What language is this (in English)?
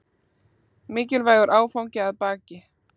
Icelandic